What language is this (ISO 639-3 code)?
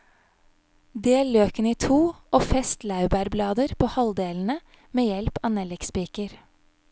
nor